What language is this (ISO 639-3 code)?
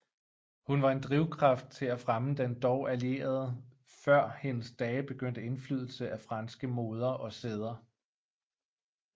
dan